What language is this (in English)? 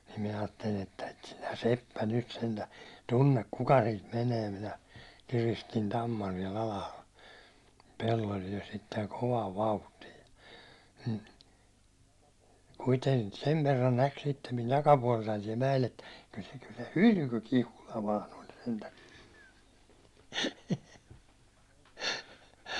Finnish